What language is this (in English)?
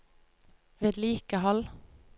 Norwegian